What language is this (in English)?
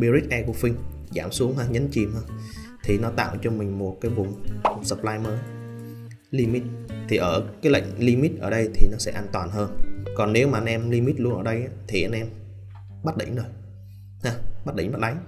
Vietnamese